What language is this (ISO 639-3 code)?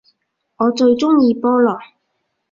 yue